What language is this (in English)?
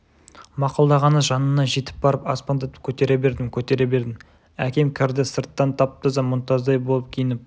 Kazakh